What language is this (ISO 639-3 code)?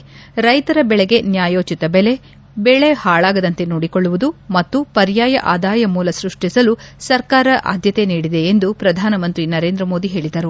kan